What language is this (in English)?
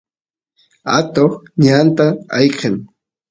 Santiago del Estero Quichua